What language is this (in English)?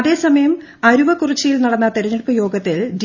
Malayalam